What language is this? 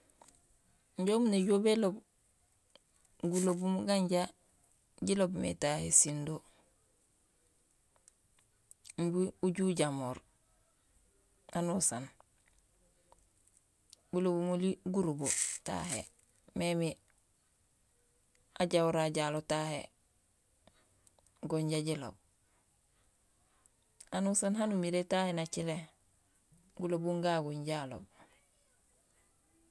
Gusilay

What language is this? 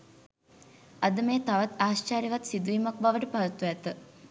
Sinhala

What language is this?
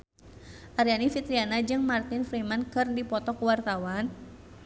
Sundanese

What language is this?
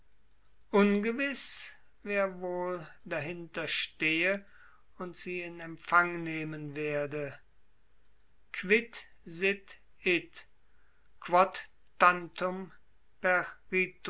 German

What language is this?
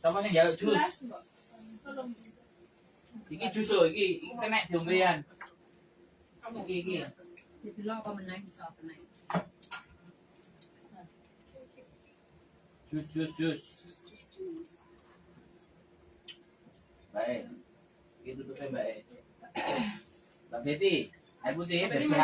Indonesian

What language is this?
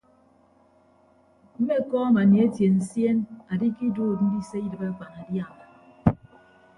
Ibibio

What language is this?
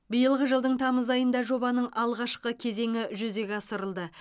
Kazakh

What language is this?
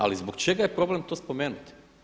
Croatian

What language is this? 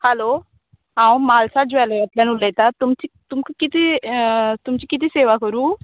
Konkani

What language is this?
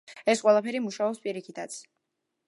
Georgian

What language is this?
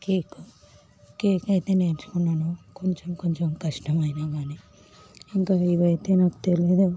Telugu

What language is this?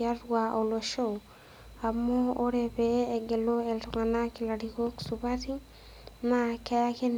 Masai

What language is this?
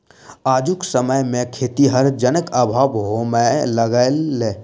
Maithili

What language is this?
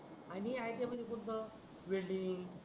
Marathi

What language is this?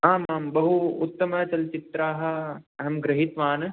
Sanskrit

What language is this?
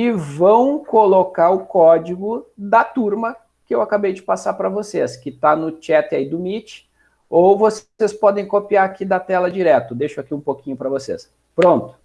Portuguese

